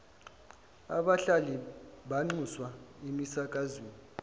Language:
Zulu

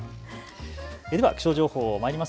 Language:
Japanese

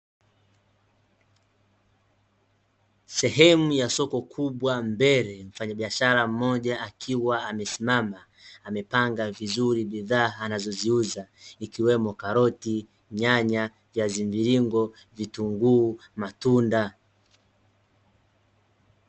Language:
Swahili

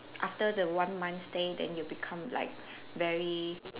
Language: English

